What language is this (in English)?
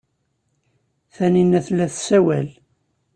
Kabyle